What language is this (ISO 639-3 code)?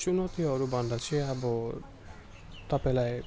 nep